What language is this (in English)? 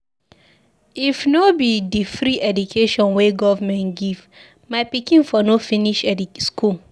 Nigerian Pidgin